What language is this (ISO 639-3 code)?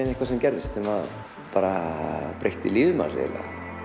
isl